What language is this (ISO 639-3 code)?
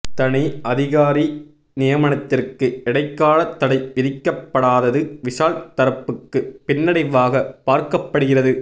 tam